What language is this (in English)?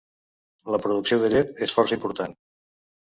Catalan